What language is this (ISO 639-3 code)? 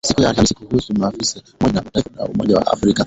swa